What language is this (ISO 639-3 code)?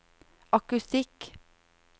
nor